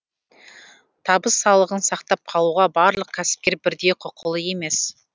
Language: Kazakh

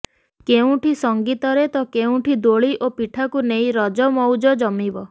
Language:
Odia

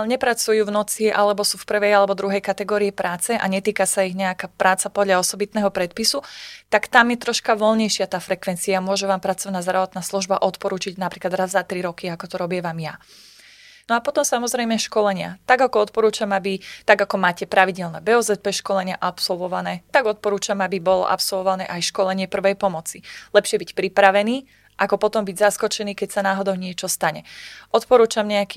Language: Slovak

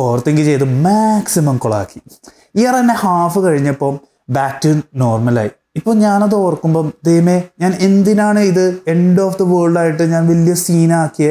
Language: Malayalam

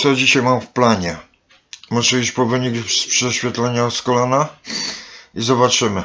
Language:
Polish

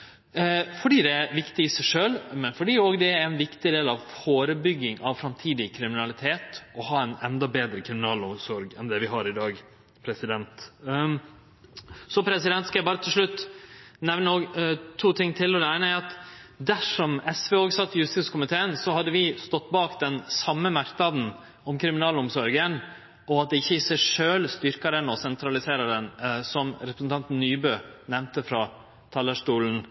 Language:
Norwegian Nynorsk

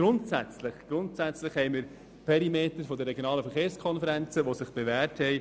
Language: Swiss German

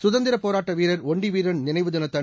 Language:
Tamil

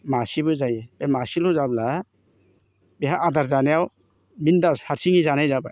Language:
Bodo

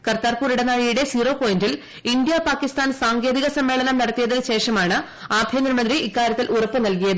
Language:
Malayalam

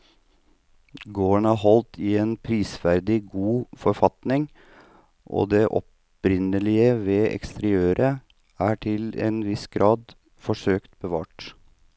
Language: Norwegian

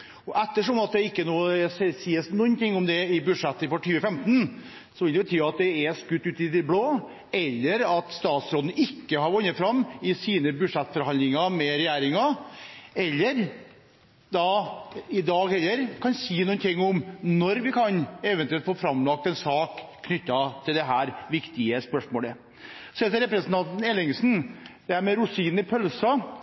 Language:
Norwegian Bokmål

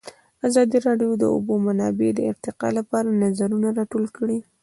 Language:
Pashto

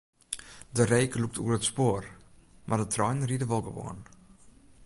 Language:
Western Frisian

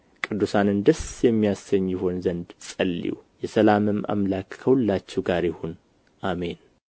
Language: Amharic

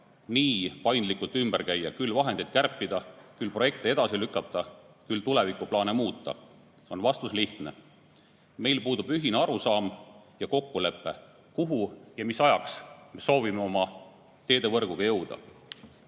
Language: Estonian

